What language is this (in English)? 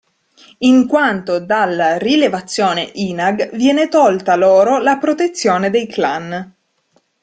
Italian